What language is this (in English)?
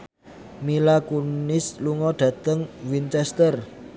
Javanese